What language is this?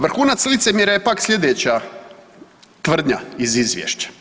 Croatian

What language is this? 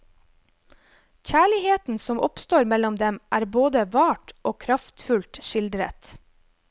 Norwegian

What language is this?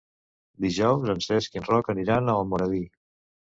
Catalan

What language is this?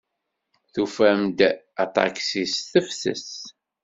Kabyle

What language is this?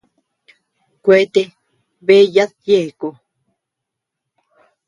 Tepeuxila Cuicatec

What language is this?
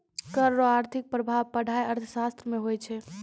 Maithili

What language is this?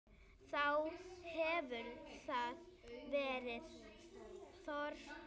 Icelandic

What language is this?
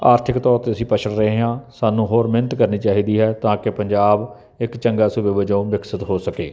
Punjabi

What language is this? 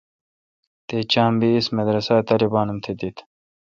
Kalkoti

